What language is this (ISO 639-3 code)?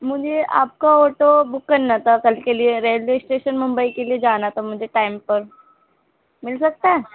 urd